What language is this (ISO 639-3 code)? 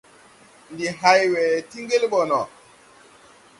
tui